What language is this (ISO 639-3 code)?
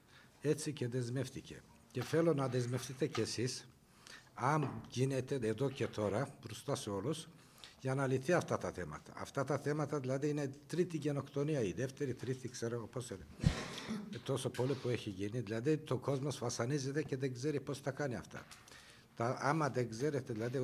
ell